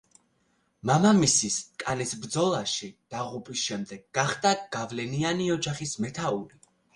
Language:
Georgian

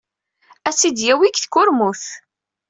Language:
Kabyle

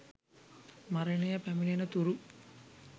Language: Sinhala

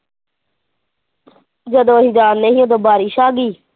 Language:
Punjabi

